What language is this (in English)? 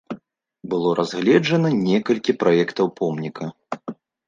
Belarusian